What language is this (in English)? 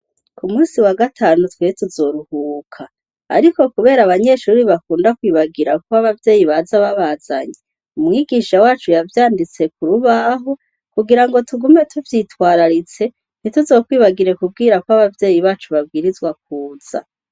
Rundi